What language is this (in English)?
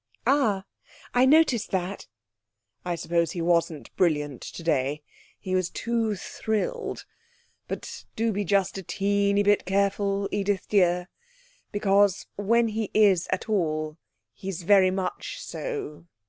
English